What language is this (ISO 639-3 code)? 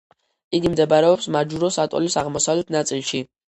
kat